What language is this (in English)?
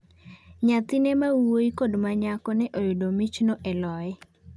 Luo (Kenya and Tanzania)